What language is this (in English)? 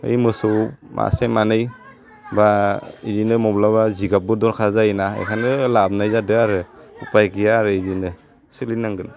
Bodo